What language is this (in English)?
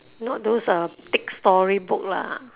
English